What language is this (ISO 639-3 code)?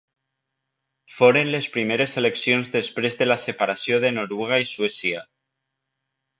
cat